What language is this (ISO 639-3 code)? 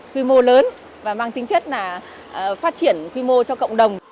vie